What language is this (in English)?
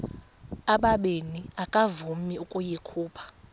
Xhosa